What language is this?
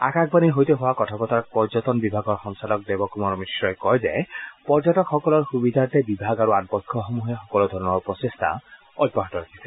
Assamese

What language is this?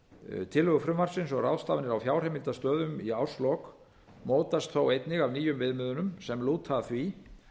Icelandic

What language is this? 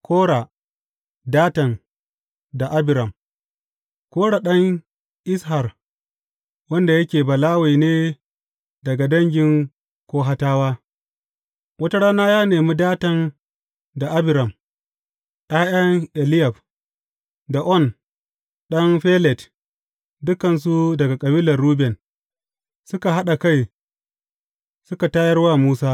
Hausa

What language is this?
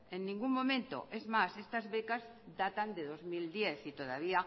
Spanish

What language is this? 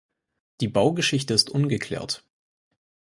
German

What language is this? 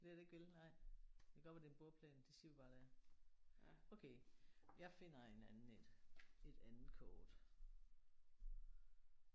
Danish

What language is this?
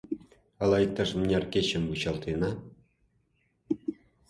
Mari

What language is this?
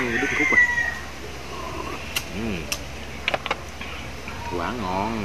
Vietnamese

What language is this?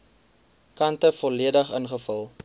Afrikaans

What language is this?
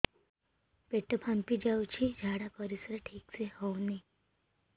Odia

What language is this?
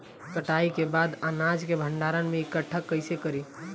Bhojpuri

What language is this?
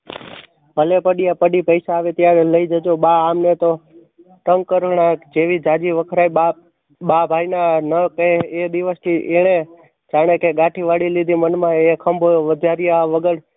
Gujarati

